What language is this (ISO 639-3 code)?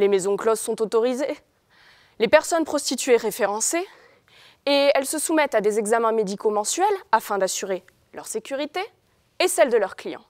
fra